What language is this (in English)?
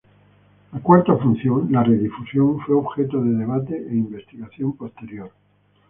Spanish